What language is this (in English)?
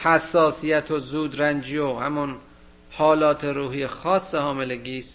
Persian